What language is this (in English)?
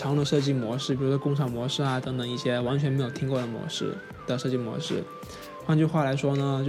Chinese